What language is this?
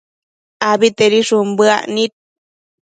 Matsés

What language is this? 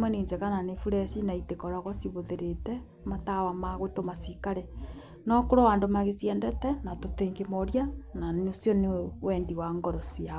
Kikuyu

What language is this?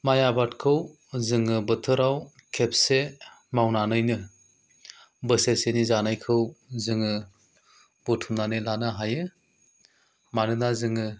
Bodo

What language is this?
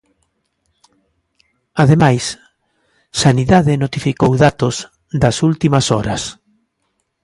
Galician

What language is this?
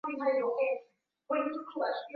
Swahili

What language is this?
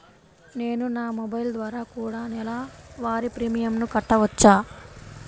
Telugu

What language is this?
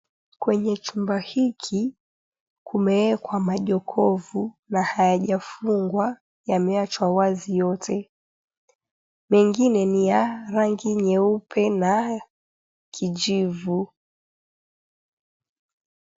Swahili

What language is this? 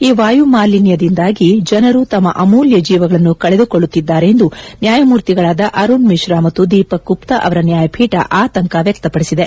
Kannada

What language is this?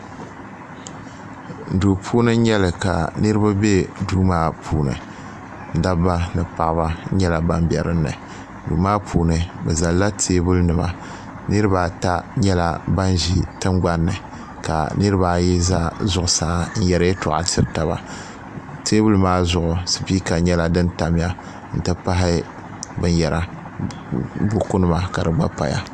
Dagbani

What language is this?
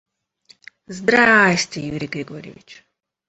Russian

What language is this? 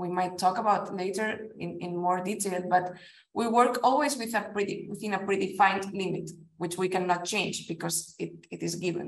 English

